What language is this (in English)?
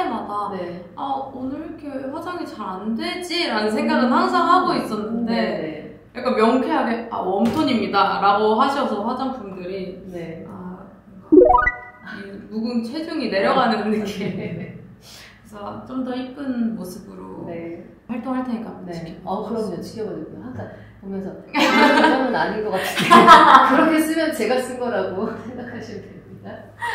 Korean